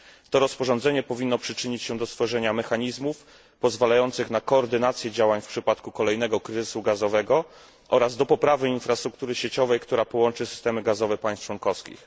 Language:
Polish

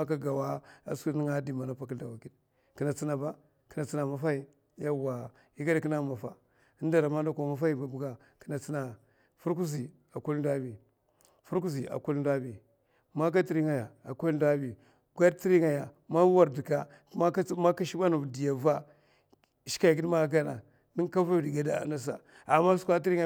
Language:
Mafa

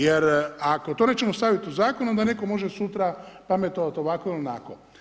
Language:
Croatian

